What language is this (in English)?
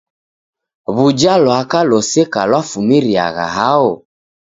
Taita